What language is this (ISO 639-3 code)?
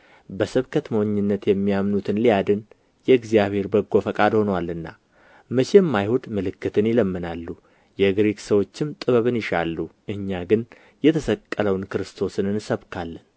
amh